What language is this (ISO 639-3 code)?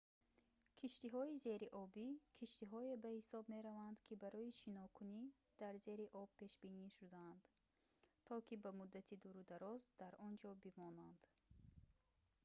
tgk